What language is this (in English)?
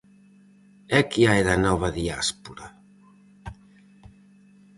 Galician